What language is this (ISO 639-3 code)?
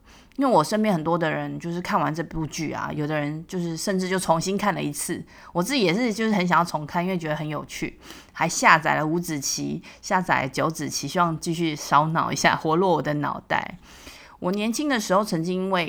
zho